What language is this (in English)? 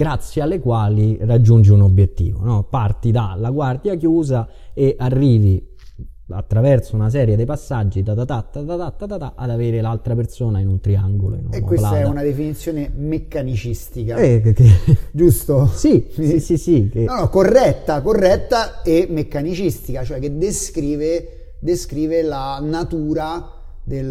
Italian